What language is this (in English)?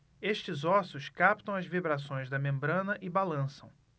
Portuguese